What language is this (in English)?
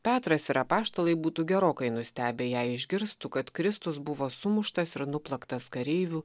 Lithuanian